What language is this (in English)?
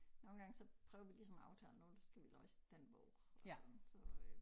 Danish